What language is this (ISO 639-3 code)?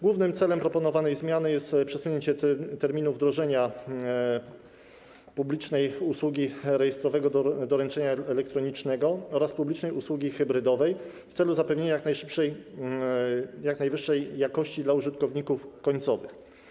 pol